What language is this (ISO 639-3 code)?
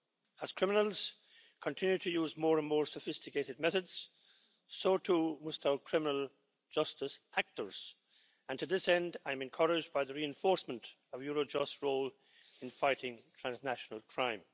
eng